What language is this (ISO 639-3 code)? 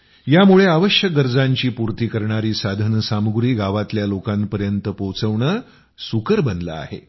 mar